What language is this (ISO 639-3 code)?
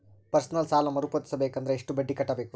kan